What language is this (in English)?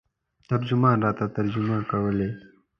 Pashto